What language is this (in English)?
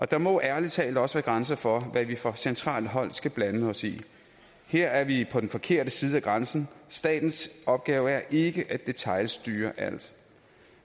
Danish